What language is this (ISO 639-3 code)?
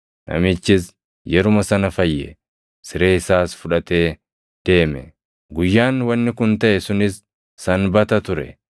orm